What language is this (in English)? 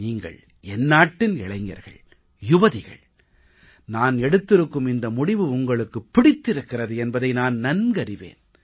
Tamil